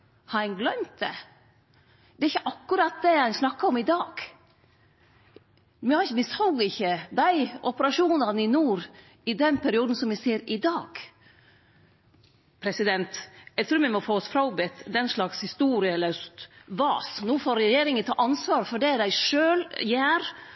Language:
Norwegian Nynorsk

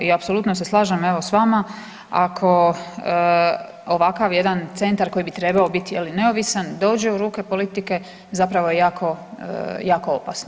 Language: Croatian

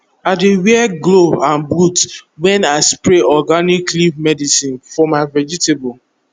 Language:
Nigerian Pidgin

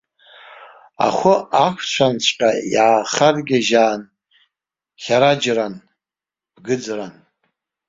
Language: Abkhazian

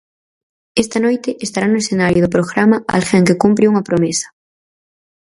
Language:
Galician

